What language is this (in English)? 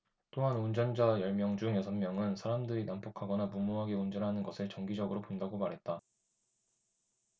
Korean